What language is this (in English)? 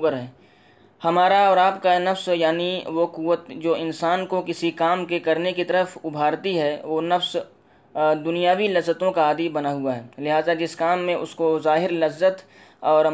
Urdu